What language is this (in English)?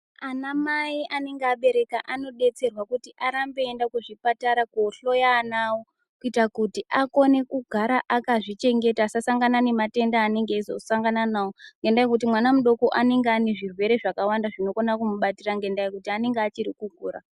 Ndau